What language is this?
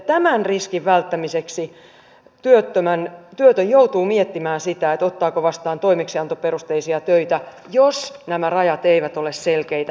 Finnish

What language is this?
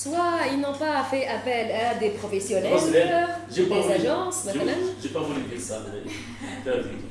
French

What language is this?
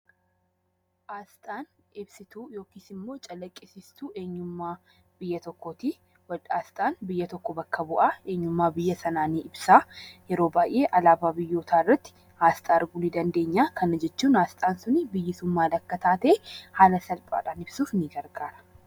Oromo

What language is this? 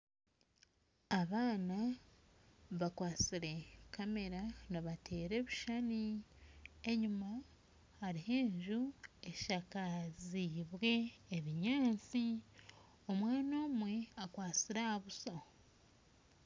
Nyankole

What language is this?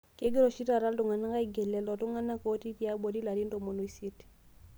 Masai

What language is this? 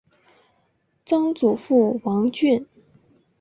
Chinese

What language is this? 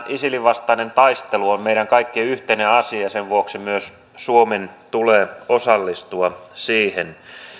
Finnish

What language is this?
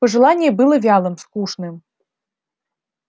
Russian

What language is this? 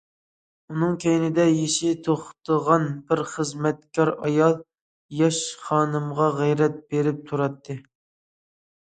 Uyghur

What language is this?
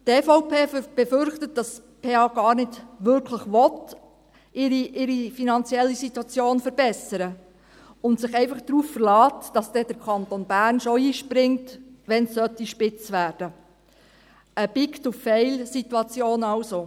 Swiss German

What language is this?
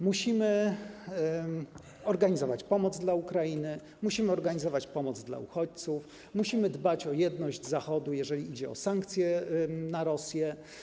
Polish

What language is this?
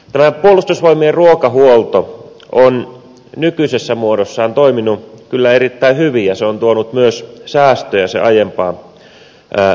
Finnish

